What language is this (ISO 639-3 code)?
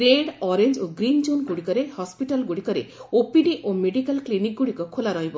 ori